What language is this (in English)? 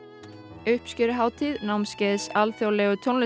Icelandic